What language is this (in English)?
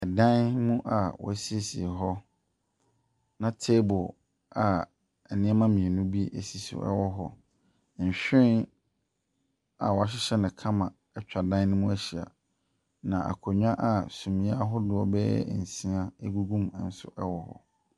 Akan